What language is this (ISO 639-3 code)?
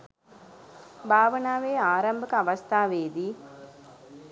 sin